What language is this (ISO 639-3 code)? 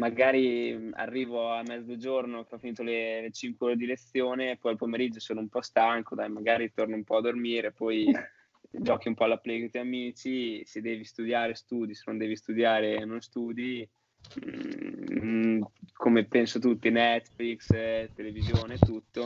ita